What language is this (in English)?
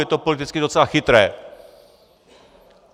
Czech